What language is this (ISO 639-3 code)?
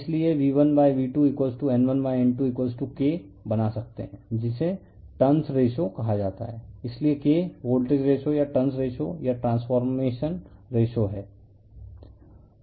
hin